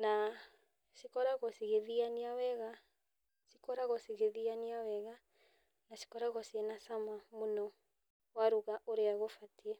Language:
Kikuyu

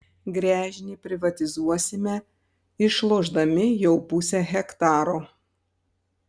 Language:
Lithuanian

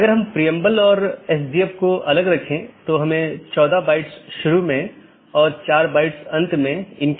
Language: Hindi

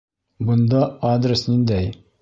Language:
Bashkir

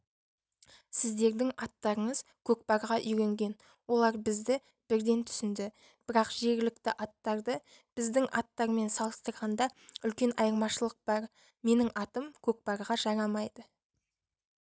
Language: Kazakh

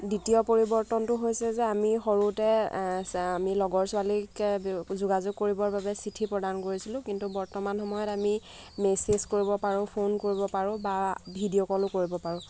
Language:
Assamese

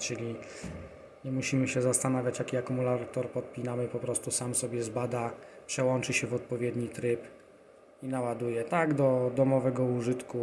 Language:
Polish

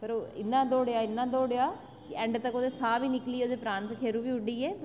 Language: Dogri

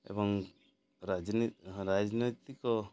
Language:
Odia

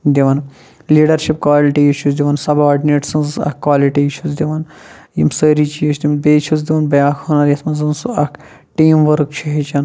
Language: Kashmiri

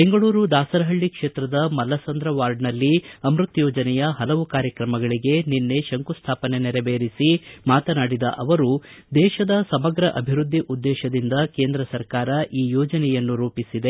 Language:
Kannada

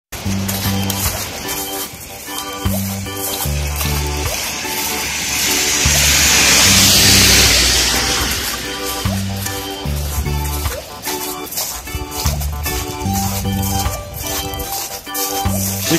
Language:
Korean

